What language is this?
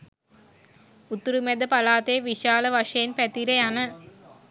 Sinhala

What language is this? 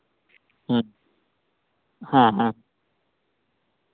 Santali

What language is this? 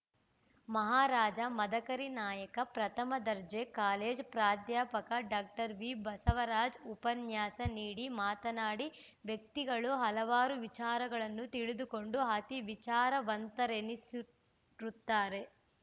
Kannada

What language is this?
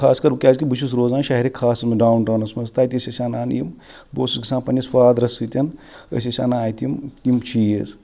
Kashmiri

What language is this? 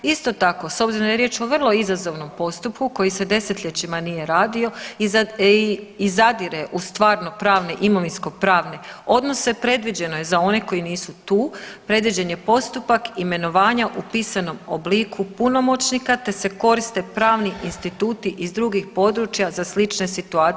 Croatian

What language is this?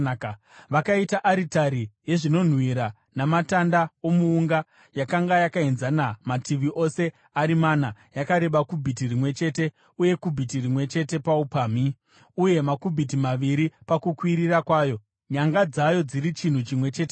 Shona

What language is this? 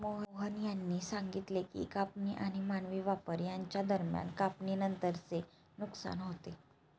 Marathi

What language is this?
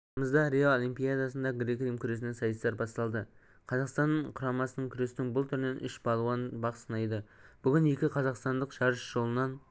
Kazakh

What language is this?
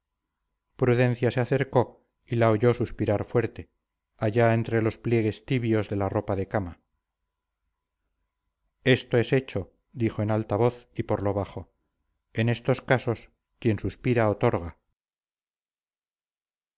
Spanish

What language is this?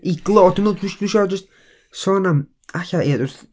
Welsh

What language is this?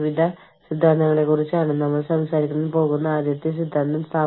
Malayalam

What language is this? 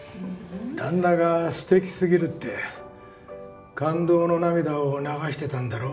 Japanese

